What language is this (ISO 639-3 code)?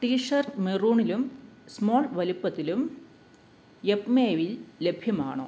mal